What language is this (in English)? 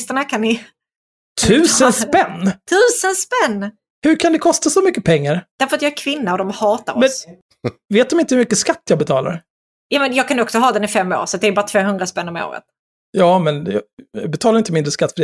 Swedish